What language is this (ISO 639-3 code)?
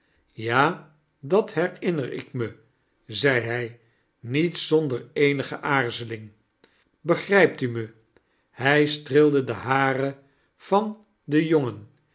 nld